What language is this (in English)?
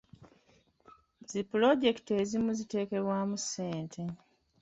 Ganda